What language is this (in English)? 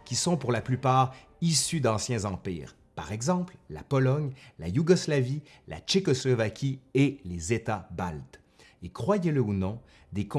French